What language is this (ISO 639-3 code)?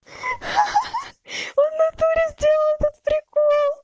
rus